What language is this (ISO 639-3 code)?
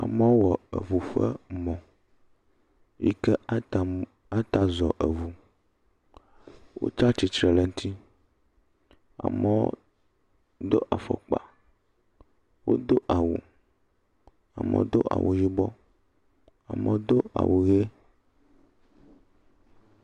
ewe